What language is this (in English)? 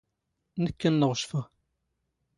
Standard Moroccan Tamazight